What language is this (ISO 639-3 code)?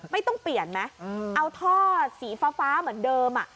tha